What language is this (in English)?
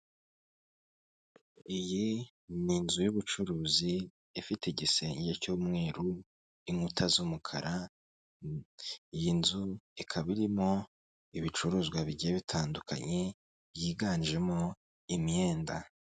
Kinyarwanda